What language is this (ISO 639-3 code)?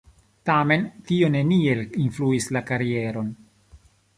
epo